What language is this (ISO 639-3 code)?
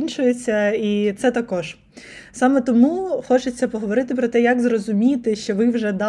ukr